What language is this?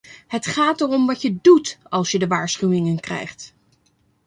Dutch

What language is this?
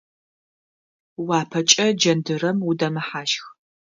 Adyghe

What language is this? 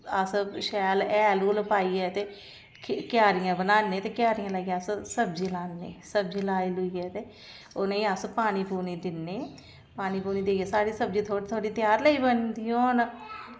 Dogri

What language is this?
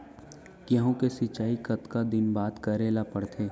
Chhattisgarhi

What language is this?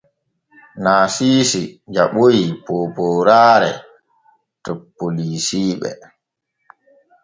Borgu Fulfulde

